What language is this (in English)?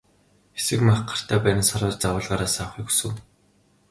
Mongolian